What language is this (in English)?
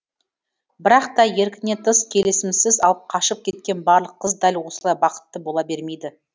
Kazakh